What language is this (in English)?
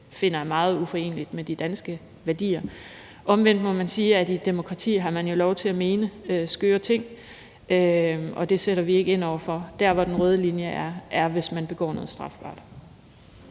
Danish